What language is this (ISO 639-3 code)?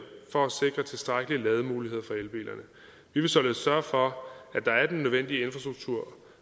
dan